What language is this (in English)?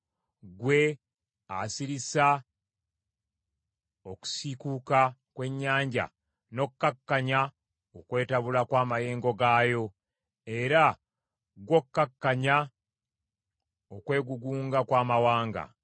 Ganda